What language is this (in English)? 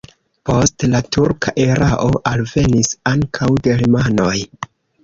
Esperanto